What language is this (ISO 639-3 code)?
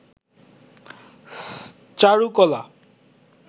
ben